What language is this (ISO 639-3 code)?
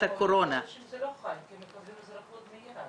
heb